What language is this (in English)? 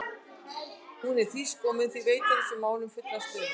Icelandic